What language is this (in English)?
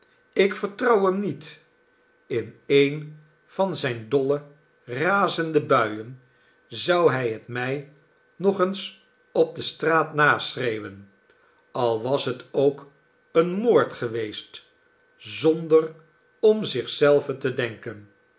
Dutch